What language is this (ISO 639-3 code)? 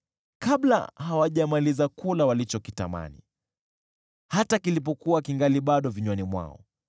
swa